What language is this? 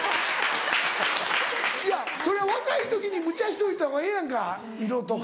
Japanese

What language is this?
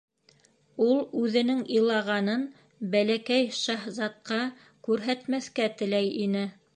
Bashkir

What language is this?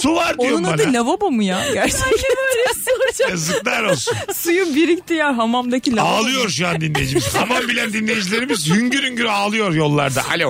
Turkish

